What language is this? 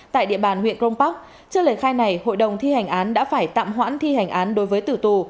Vietnamese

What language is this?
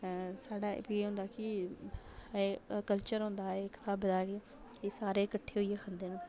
Dogri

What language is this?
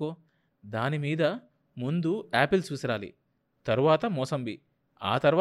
Telugu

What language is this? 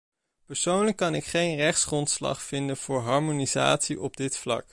Dutch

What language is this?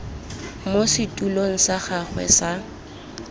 Tswana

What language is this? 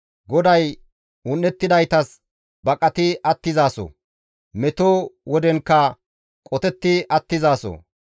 Gamo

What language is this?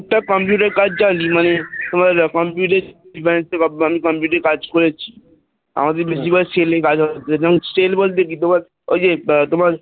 Bangla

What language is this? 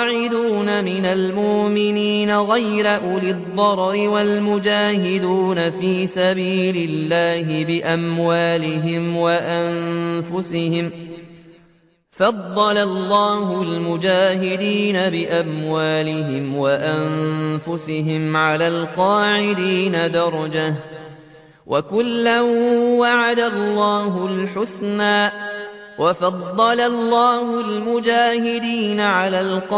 Arabic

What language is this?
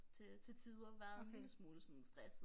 Danish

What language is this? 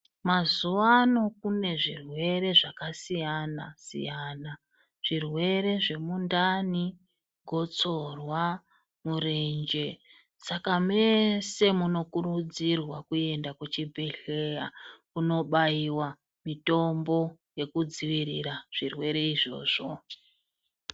Ndau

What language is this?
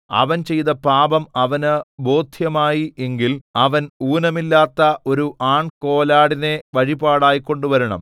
Malayalam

